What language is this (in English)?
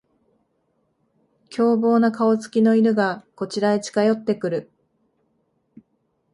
Japanese